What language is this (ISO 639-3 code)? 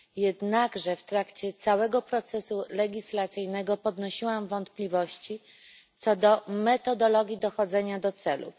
pol